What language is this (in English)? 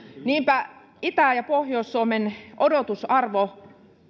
Finnish